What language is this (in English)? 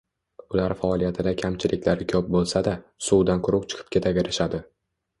Uzbek